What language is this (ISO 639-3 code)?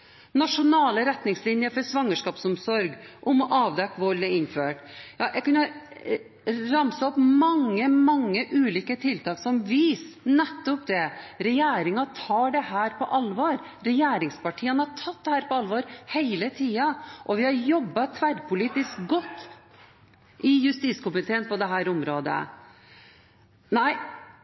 nob